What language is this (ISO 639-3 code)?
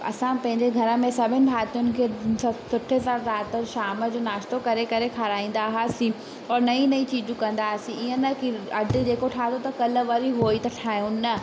snd